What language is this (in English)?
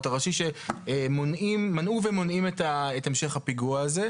Hebrew